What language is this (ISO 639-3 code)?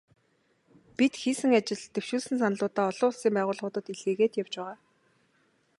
mon